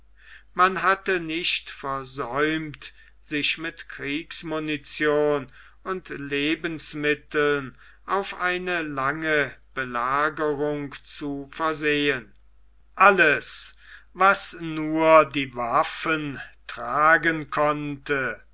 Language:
German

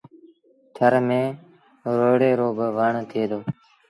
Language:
Sindhi Bhil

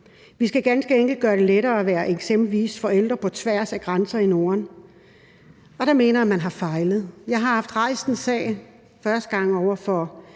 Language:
Danish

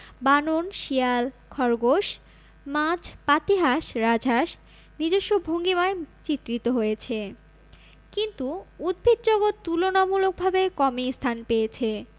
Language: Bangla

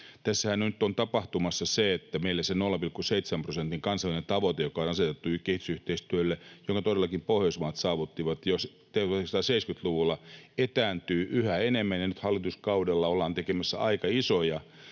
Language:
Finnish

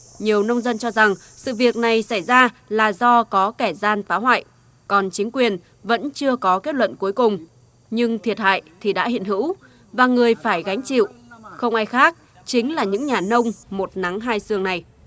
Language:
Vietnamese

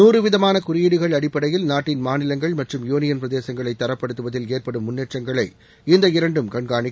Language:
Tamil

